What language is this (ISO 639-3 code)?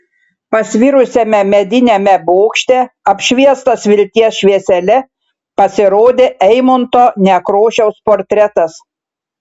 lit